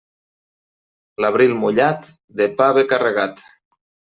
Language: Catalan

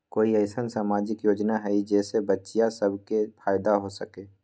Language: Magahi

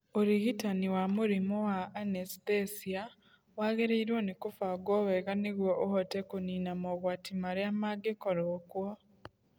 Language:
Kikuyu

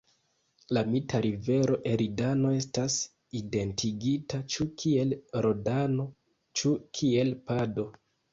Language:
Esperanto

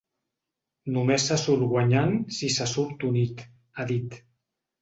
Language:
Catalan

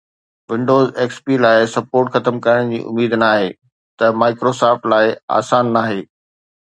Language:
Sindhi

